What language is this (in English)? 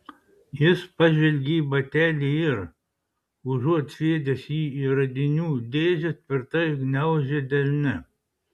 Lithuanian